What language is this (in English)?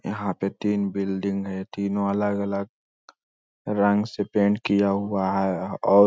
Magahi